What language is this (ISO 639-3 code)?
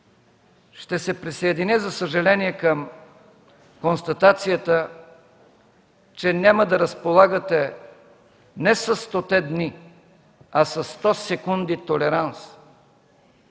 bul